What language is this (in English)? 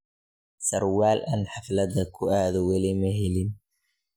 Somali